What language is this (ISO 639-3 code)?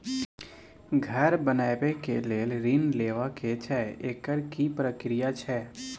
mai